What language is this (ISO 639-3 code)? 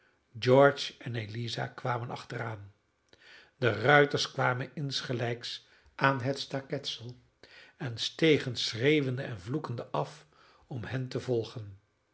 nld